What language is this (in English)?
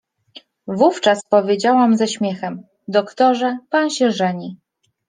Polish